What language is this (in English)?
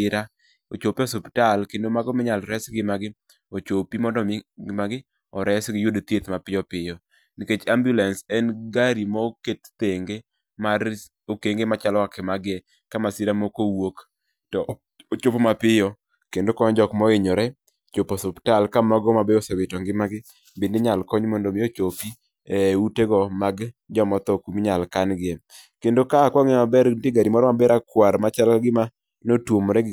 Luo (Kenya and Tanzania)